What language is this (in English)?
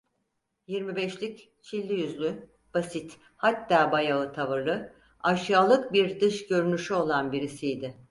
Turkish